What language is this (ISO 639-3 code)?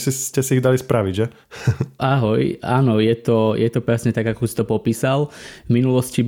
slk